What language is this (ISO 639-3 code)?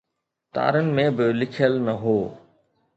snd